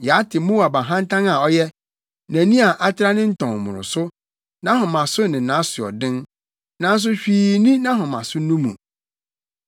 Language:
Akan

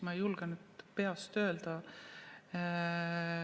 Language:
Estonian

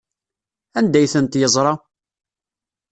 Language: Kabyle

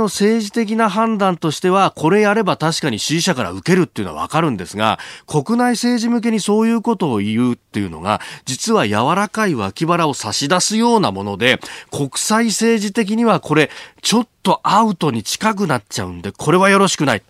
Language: Japanese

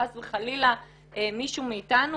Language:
Hebrew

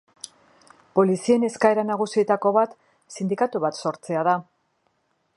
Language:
Basque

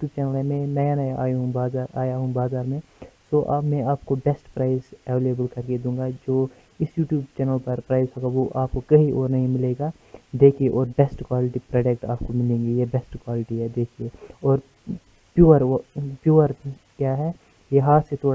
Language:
Hindi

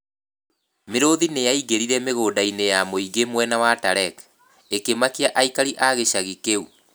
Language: Kikuyu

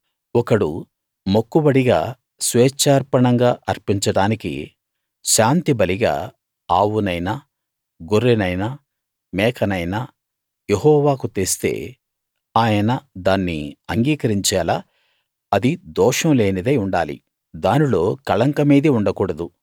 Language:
Telugu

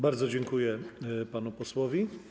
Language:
Polish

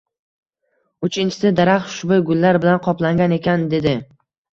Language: Uzbek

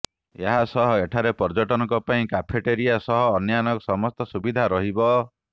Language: Odia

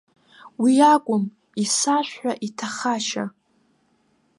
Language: Abkhazian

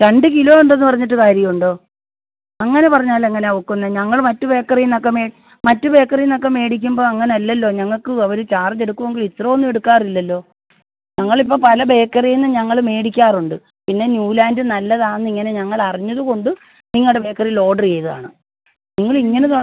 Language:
Malayalam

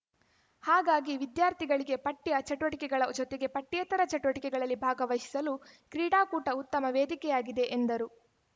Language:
Kannada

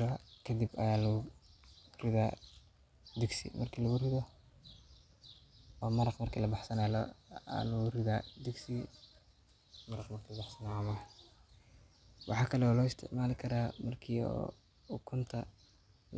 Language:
Somali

